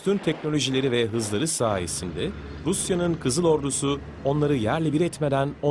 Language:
Turkish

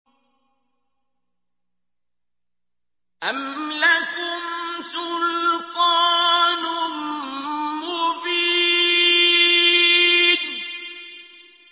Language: Arabic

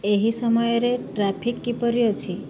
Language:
Odia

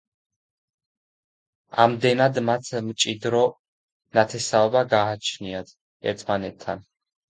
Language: Georgian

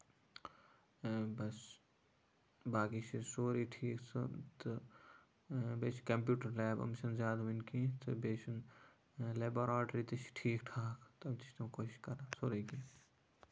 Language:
Kashmiri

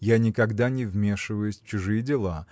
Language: Russian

